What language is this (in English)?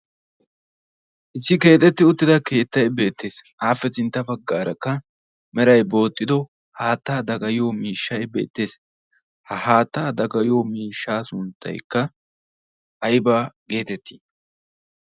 Wolaytta